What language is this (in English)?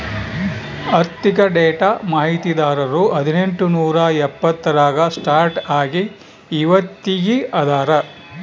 Kannada